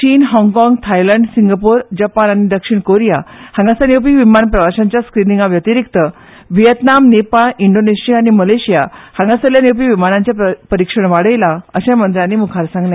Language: Konkani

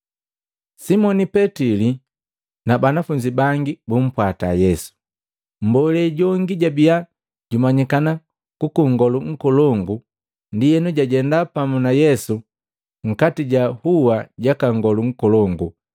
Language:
Matengo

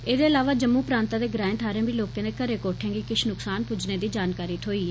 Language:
Dogri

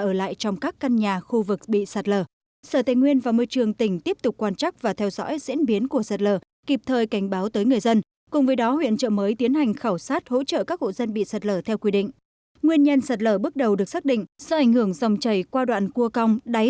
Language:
Vietnamese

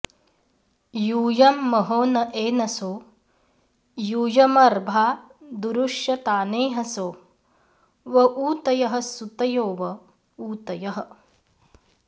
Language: Sanskrit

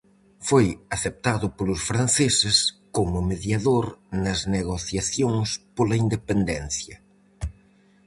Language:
Galician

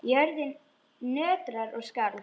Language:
Icelandic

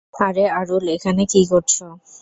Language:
Bangla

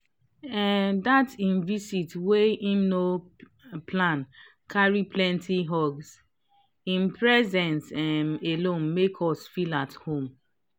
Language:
Nigerian Pidgin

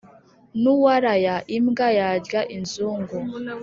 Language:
Kinyarwanda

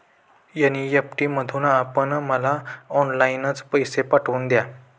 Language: Marathi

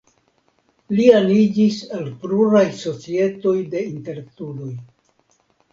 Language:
Esperanto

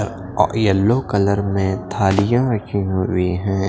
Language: Hindi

